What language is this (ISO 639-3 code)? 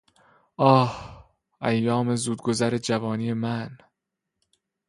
fas